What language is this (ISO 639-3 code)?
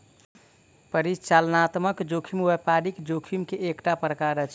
mai